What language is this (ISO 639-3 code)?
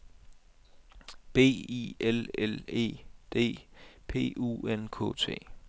dan